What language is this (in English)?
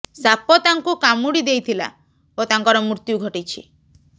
Odia